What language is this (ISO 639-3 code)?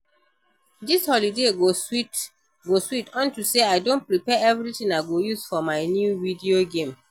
pcm